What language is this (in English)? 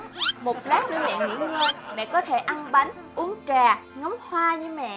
Vietnamese